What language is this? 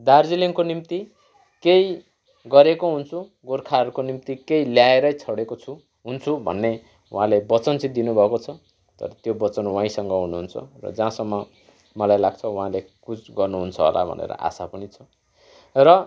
Nepali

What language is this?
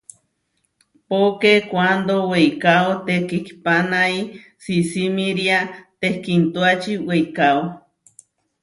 Huarijio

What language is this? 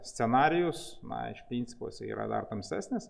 Lithuanian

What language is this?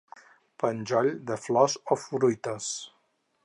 Catalan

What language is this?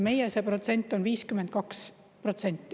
Estonian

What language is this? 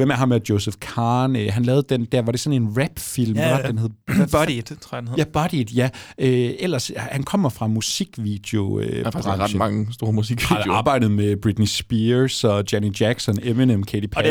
Danish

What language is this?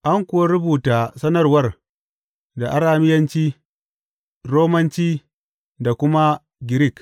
Hausa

